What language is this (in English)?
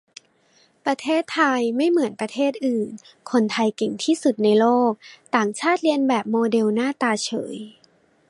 Thai